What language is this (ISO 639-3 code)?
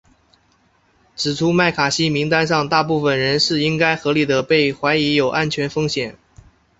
zho